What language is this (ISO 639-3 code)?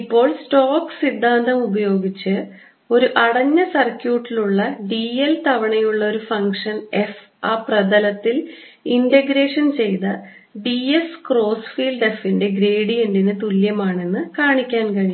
mal